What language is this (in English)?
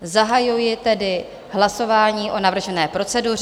Czech